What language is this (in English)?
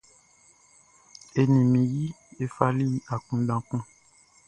Baoulé